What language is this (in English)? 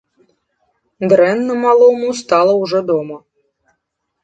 Belarusian